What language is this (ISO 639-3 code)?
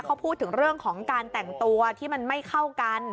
tha